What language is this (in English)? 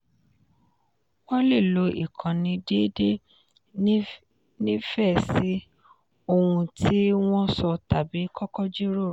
Yoruba